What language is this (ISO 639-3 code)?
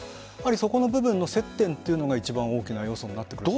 jpn